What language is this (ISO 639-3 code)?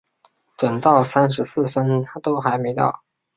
zho